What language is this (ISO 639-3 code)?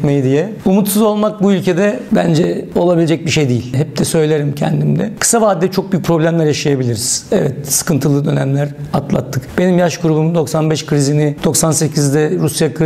tur